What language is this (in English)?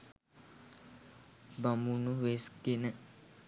Sinhala